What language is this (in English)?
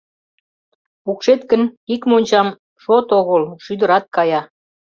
Mari